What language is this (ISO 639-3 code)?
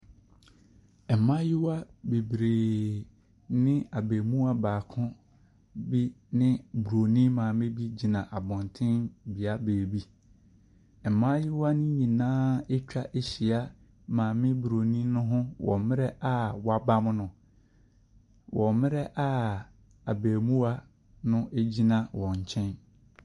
aka